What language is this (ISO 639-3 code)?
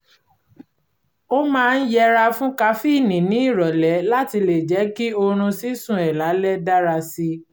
yor